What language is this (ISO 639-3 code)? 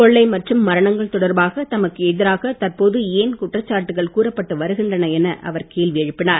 tam